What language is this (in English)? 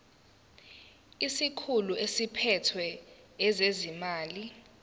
Zulu